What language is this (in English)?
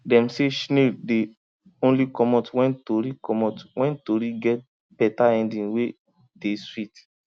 Nigerian Pidgin